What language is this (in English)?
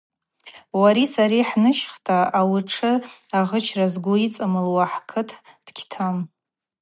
Abaza